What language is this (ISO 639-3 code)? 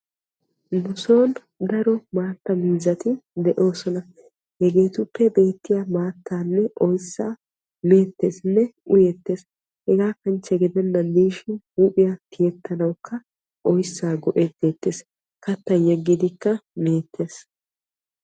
wal